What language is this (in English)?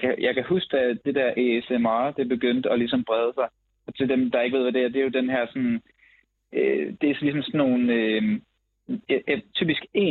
Danish